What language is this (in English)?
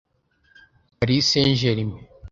Kinyarwanda